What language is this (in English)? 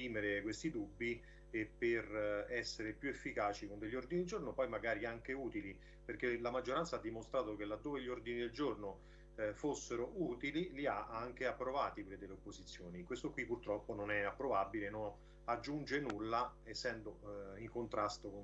Italian